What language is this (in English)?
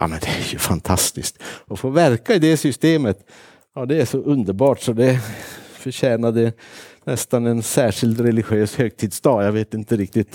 Swedish